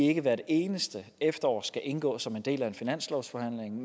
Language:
Danish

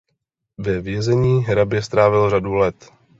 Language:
Czech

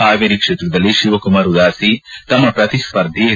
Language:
Kannada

